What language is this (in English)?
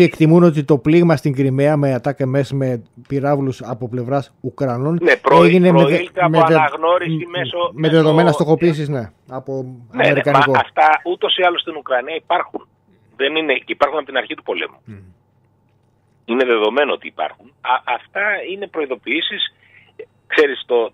Greek